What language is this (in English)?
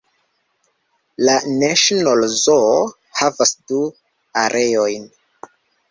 Esperanto